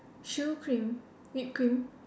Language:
English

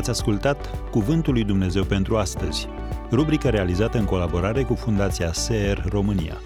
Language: Romanian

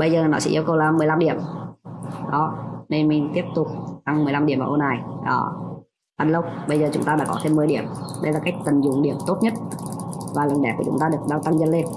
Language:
Vietnamese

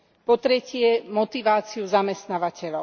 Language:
Slovak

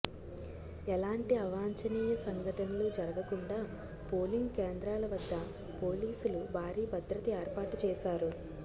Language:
Telugu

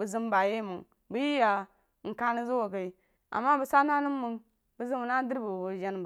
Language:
Jiba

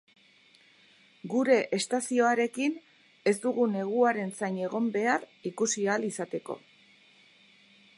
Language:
Basque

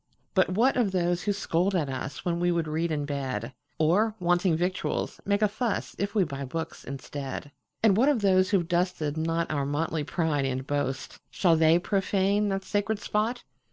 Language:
English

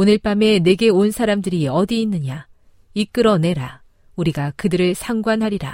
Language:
Korean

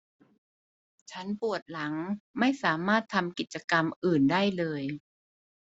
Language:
Thai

